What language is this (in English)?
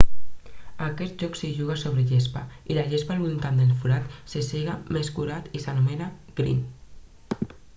Catalan